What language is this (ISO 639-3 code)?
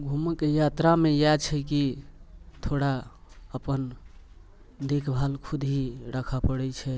mai